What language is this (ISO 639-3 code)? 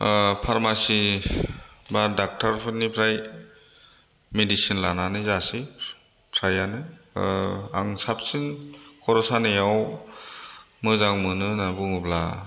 brx